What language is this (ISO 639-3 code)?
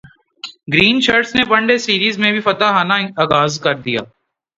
urd